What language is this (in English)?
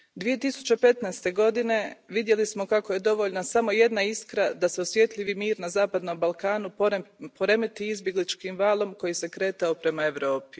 Croatian